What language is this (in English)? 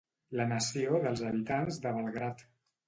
Catalan